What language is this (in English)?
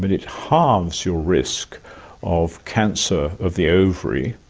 English